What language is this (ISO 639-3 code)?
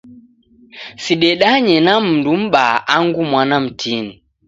dav